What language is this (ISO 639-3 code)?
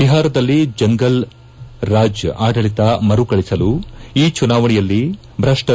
kan